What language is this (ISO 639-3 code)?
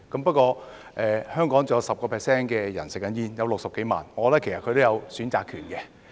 yue